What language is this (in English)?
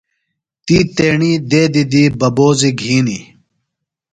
Phalura